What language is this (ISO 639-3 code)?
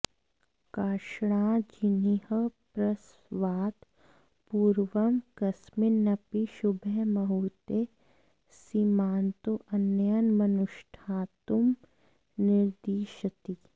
san